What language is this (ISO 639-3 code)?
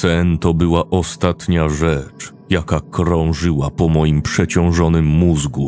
pol